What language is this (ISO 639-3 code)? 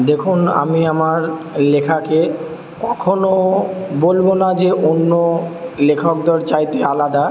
ben